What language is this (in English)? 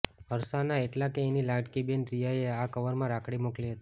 Gujarati